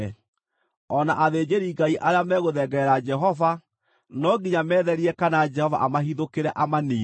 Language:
Kikuyu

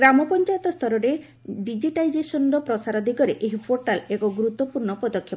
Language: Odia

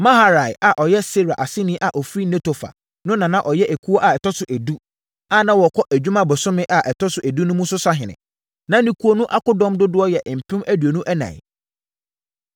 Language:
Akan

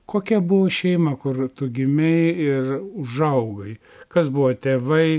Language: Lithuanian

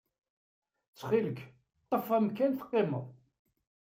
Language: Kabyle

